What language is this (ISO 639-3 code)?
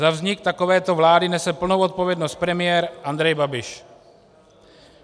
ces